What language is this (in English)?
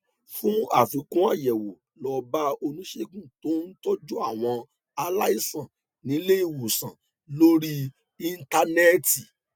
Yoruba